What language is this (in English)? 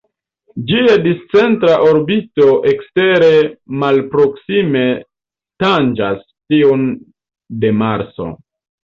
Esperanto